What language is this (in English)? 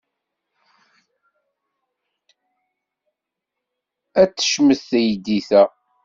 Kabyle